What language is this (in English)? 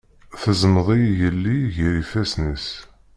Kabyle